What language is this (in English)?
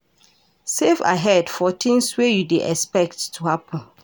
Nigerian Pidgin